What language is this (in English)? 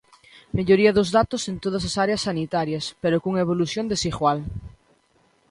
Galician